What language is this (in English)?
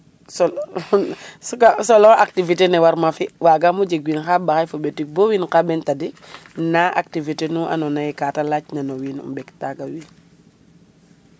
Serer